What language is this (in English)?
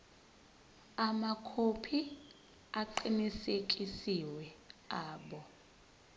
Zulu